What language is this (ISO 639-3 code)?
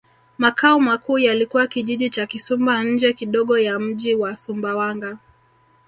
swa